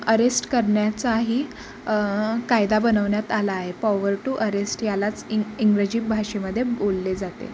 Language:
Marathi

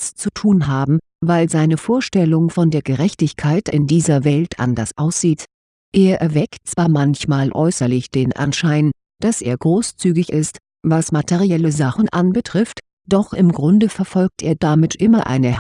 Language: German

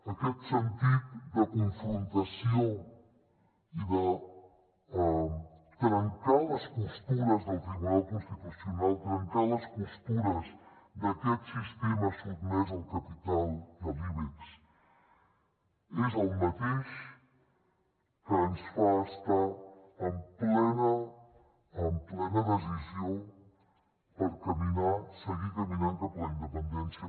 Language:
Catalan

